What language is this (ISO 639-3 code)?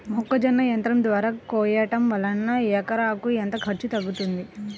tel